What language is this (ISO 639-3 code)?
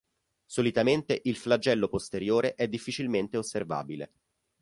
ita